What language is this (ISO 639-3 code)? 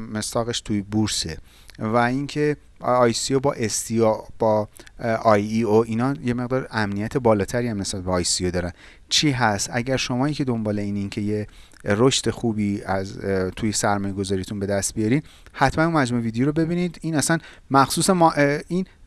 fas